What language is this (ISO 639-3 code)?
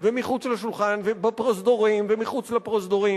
heb